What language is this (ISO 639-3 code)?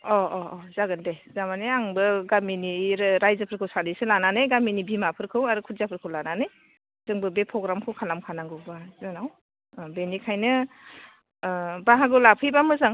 brx